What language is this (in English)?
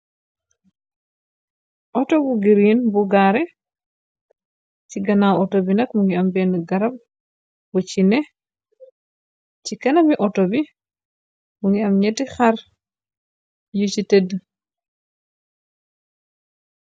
Wolof